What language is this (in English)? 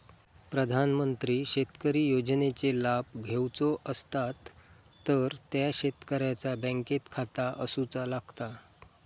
Marathi